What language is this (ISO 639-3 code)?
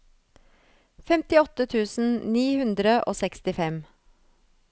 nor